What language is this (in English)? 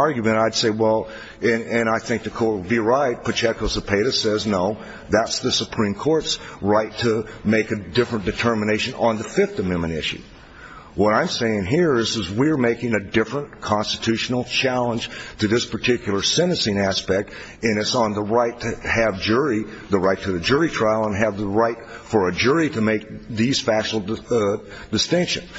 English